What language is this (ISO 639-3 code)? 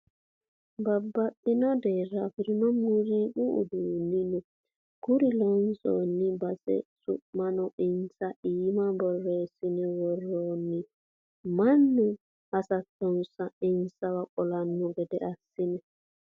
sid